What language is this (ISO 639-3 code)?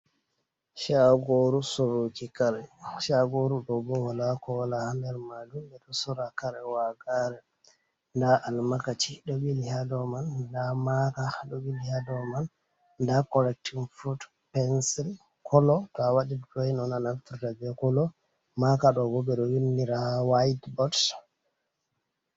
ful